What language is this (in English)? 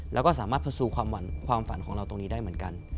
Thai